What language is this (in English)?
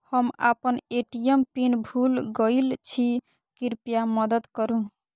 Maithili